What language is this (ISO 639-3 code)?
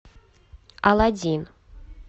rus